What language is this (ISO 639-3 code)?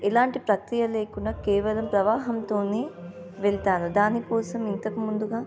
tel